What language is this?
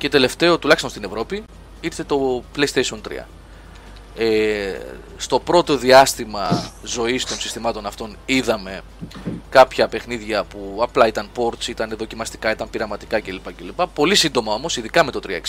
Greek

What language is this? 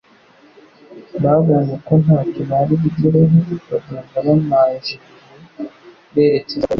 Kinyarwanda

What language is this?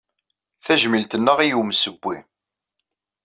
Kabyle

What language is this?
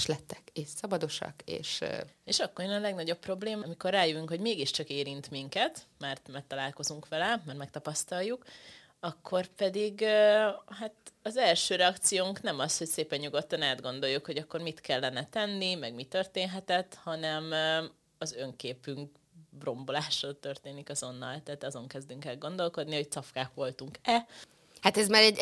Hungarian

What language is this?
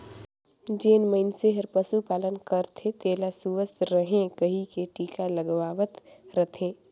Chhattisgarhi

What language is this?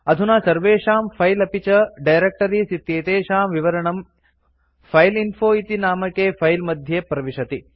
Sanskrit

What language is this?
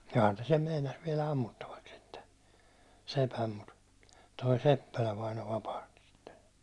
Finnish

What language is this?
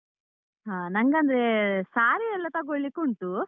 Kannada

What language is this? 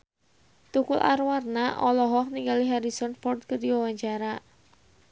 Sundanese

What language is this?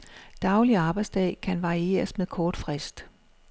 Danish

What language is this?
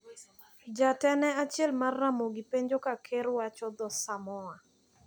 Luo (Kenya and Tanzania)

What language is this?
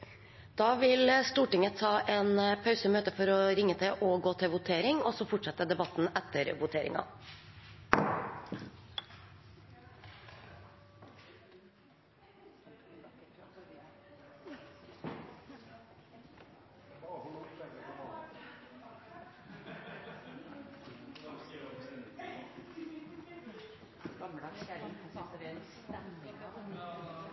Norwegian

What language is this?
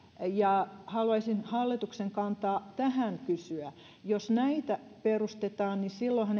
Finnish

